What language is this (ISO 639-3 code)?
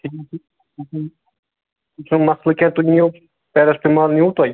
kas